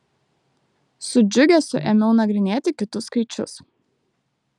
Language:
Lithuanian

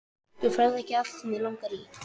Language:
Icelandic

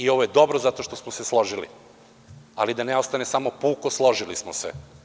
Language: Serbian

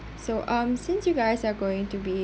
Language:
English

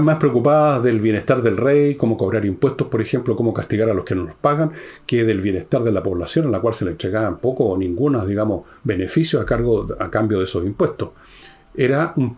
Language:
Spanish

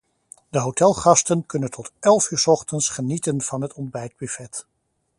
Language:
Dutch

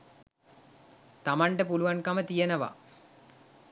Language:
Sinhala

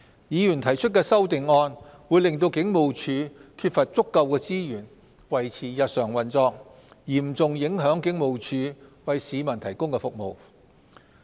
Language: Cantonese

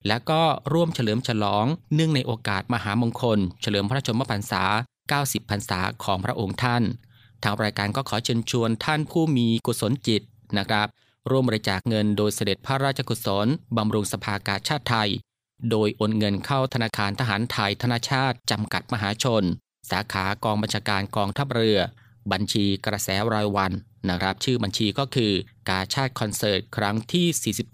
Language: Thai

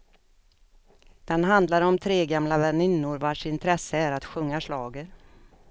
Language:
Swedish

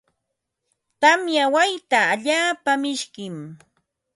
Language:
Ambo-Pasco Quechua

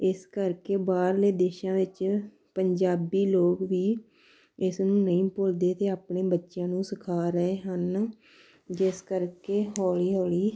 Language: Punjabi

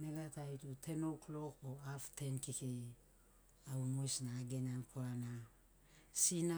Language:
Sinaugoro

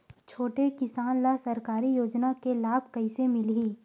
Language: Chhattisgarhi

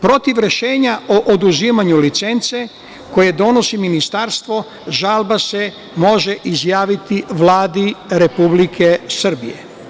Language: Serbian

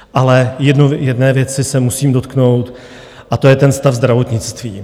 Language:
Czech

